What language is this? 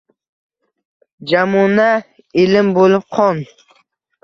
Uzbek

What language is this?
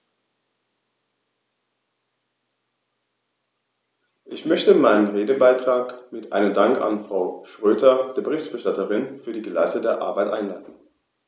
German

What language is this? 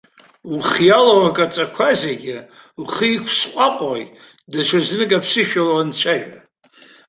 Abkhazian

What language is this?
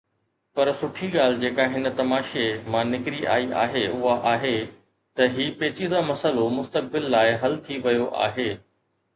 Sindhi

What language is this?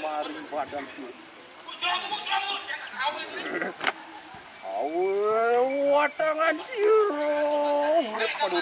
Indonesian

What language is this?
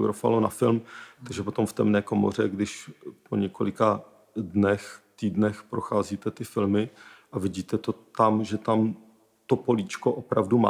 Czech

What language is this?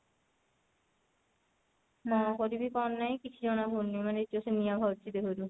Odia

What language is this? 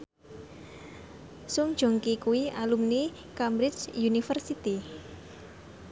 Javanese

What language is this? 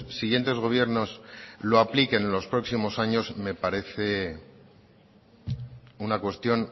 Spanish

